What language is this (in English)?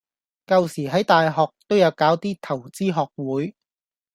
Cantonese